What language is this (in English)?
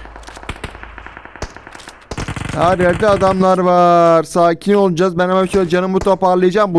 Turkish